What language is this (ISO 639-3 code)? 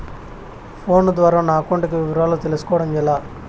tel